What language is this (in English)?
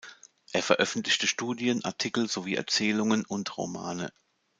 German